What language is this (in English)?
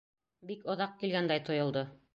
Bashkir